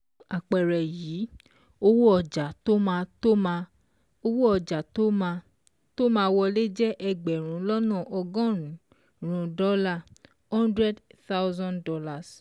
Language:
Yoruba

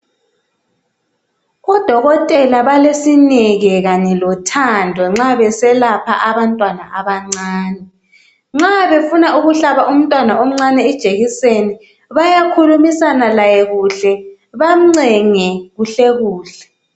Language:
North Ndebele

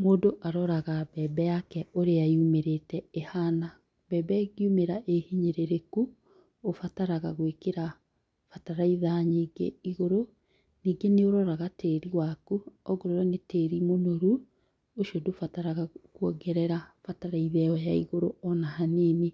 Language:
Kikuyu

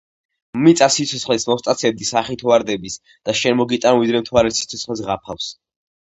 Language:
Georgian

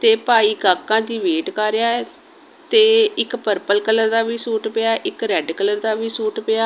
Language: Punjabi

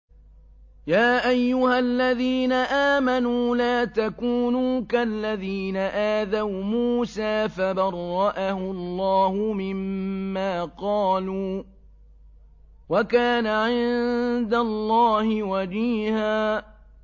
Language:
Arabic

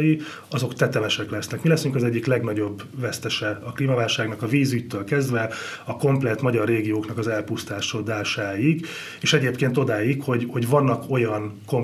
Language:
Hungarian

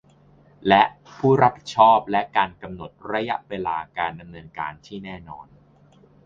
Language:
Thai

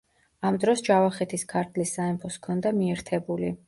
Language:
Georgian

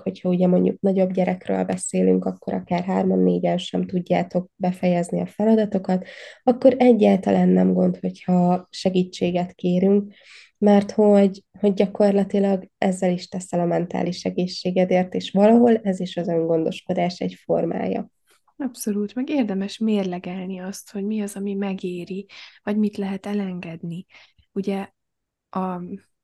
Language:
Hungarian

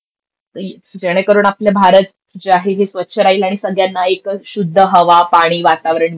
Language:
Marathi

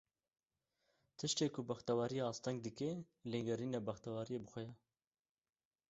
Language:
Kurdish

